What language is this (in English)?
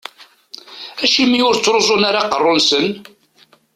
Kabyle